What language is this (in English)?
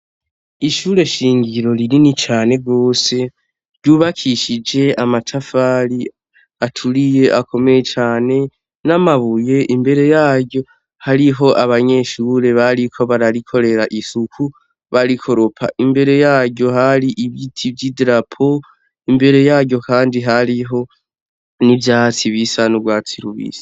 Rundi